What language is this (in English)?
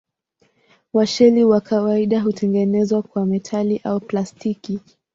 Swahili